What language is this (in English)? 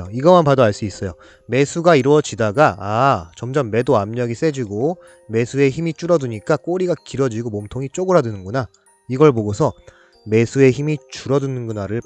Korean